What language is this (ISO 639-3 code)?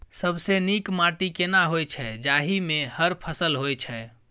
mai